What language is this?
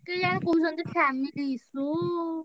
Odia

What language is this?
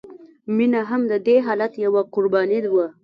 Pashto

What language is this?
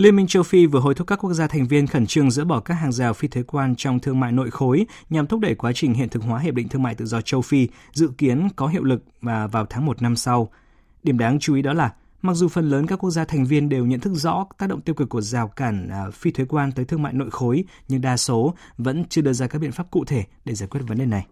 Vietnamese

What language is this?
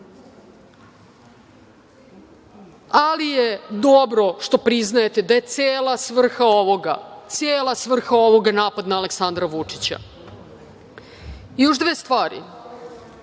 Serbian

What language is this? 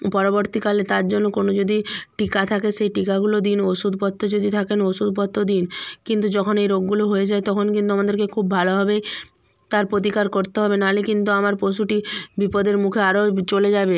Bangla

